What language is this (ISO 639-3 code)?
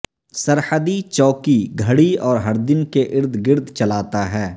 urd